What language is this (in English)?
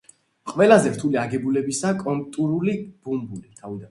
Georgian